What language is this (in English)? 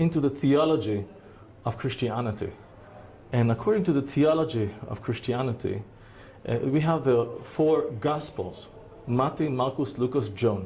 English